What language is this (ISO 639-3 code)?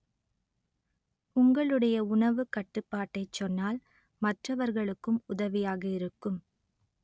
tam